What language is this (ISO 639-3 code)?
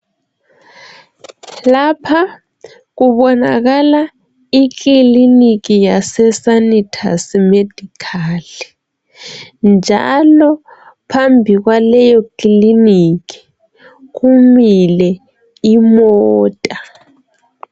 nde